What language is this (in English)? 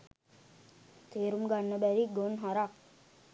Sinhala